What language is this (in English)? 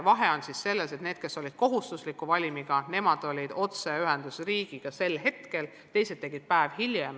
Estonian